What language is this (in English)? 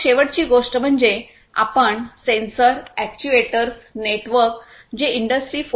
Marathi